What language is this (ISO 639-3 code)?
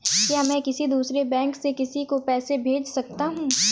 hin